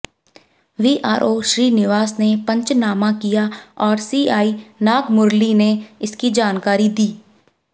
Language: Hindi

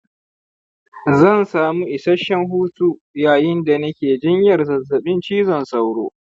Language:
Hausa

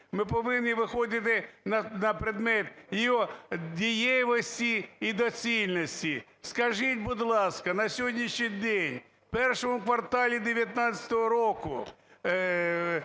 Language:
Ukrainian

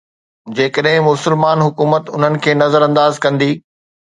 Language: Sindhi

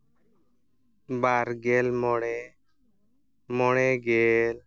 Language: Santali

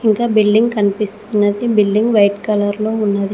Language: Telugu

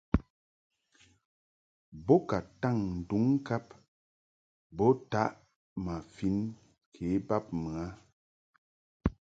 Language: Mungaka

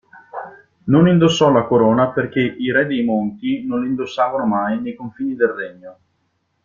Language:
Italian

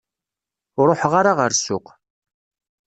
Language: Kabyle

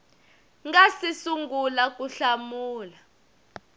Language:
Tsonga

